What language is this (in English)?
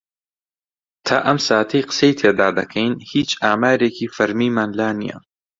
Central Kurdish